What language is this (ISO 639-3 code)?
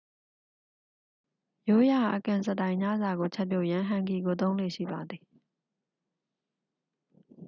mya